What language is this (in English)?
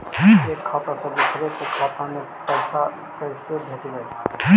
Magahi